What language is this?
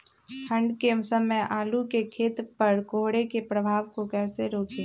Magahi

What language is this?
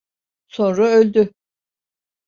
Turkish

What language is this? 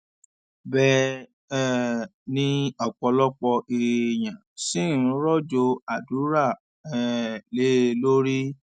Yoruba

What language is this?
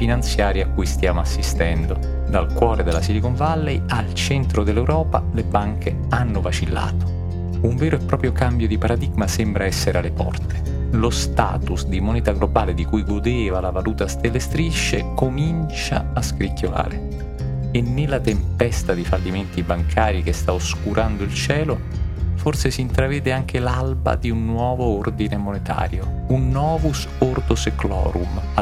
Italian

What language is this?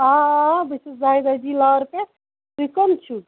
Kashmiri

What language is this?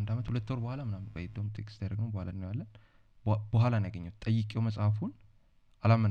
Amharic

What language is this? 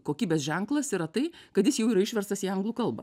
Lithuanian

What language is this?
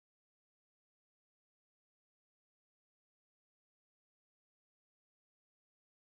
Turkish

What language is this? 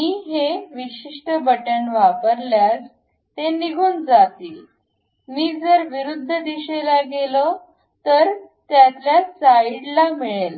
Marathi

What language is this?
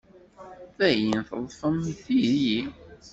Kabyle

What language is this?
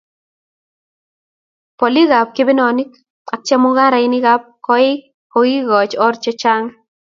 Kalenjin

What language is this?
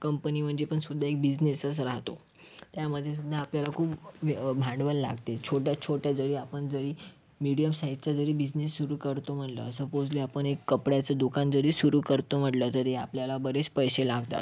Marathi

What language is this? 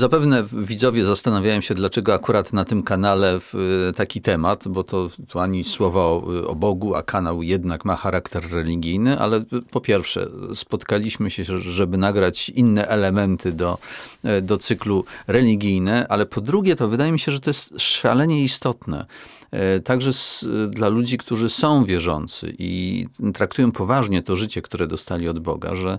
Polish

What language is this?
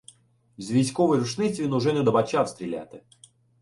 Ukrainian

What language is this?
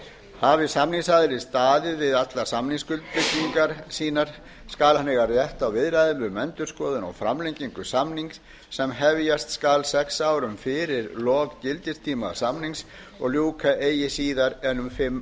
Icelandic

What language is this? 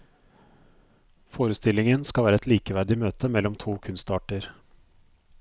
Norwegian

